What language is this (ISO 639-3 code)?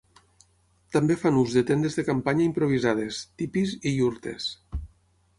cat